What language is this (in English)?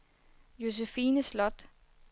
Danish